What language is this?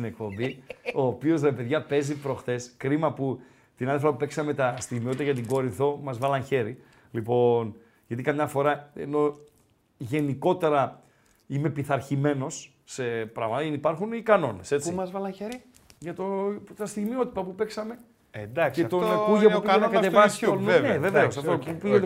Greek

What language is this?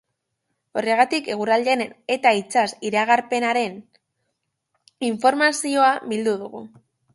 Basque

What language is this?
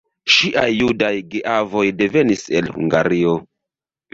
Esperanto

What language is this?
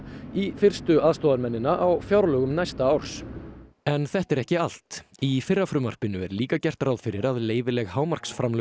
Icelandic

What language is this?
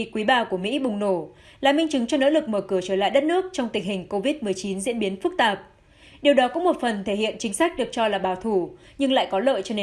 Vietnamese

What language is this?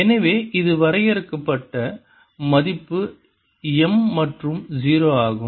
Tamil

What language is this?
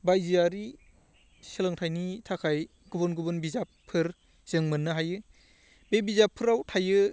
Bodo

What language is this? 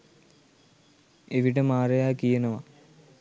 Sinhala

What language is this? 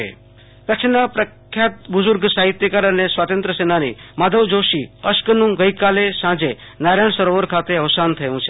Gujarati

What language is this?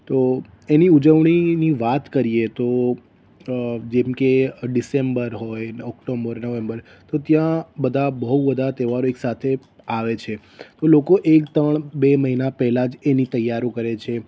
Gujarati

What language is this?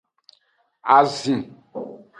Aja (Benin)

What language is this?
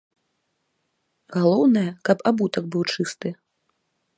Belarusian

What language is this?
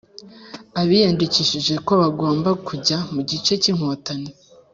Kinyarwanda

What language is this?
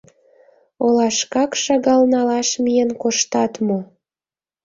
Mari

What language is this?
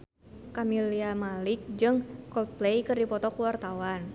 Sundanese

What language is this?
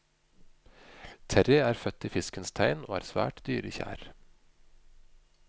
Norwegian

